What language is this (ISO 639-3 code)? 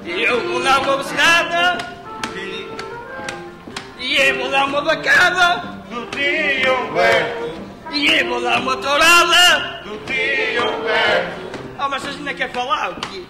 por